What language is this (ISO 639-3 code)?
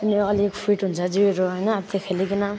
nep